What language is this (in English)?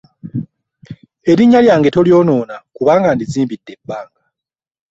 Ganda